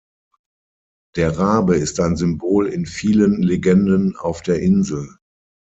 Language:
German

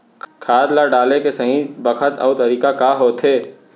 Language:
Chhattisgarhi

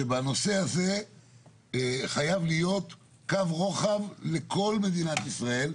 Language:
Hebrew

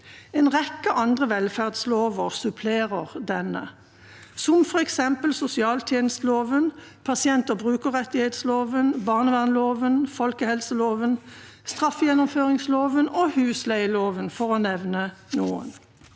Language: Norwegian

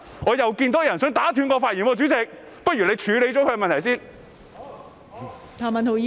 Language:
Cantonese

